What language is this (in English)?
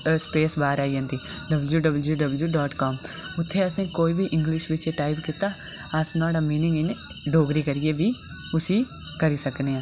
Dogri